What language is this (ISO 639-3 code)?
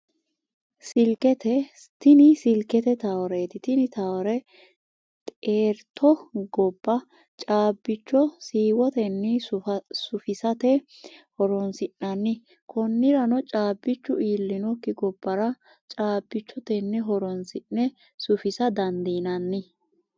sid